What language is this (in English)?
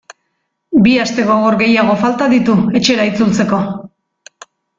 Basque